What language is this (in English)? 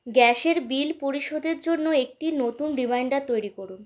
Bangla